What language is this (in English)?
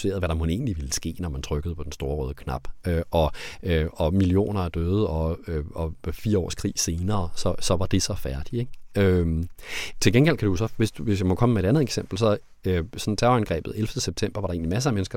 Danish